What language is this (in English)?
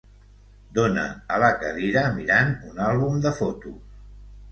Catalan